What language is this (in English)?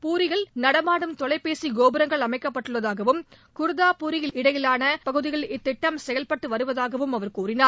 Tamil